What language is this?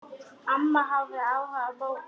Icelandic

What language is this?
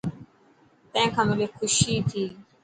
Dhatki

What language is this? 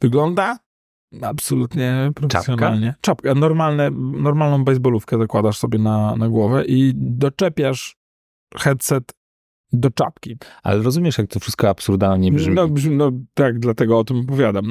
Polish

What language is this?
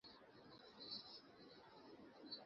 Bangla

